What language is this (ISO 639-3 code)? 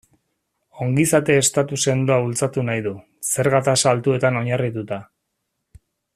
eus